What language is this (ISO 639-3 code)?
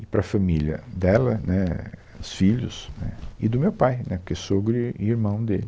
por